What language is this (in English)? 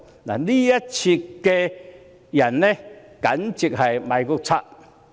Cantonese